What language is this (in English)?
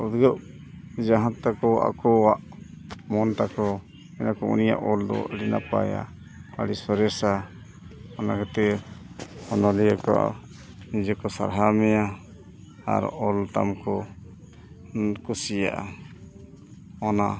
Santali